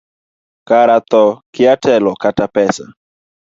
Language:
Luo (Kenya and Tanzania)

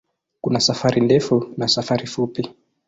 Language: Swahili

